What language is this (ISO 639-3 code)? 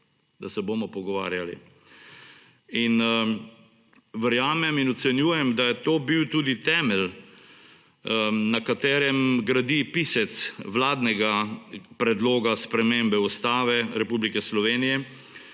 slv